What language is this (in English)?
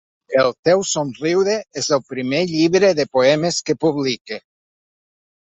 Catalan